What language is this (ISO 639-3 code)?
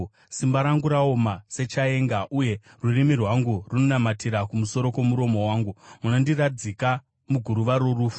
sna